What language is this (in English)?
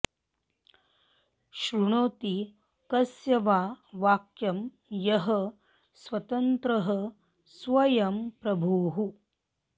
Sanskrit